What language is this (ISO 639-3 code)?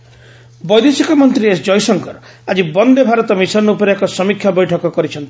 ori